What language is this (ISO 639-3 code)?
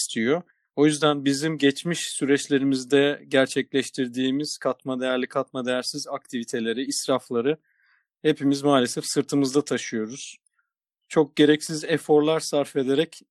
tur